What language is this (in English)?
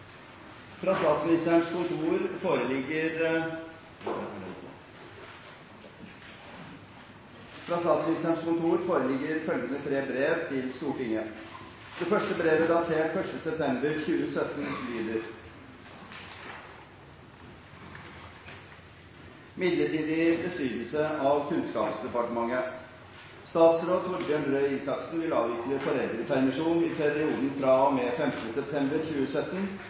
Norwegian Bokmål